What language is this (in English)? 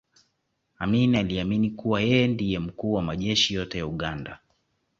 Swahili